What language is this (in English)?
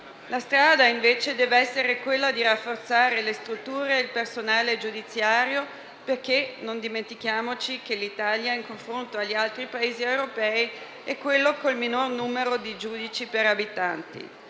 Italian